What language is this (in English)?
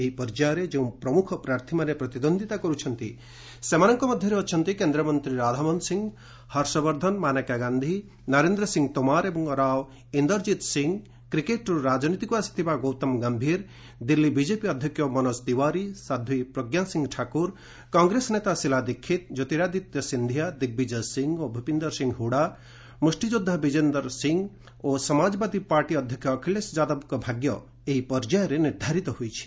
Odia